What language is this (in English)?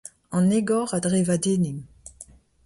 Breton